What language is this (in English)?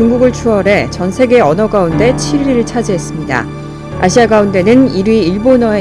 Korean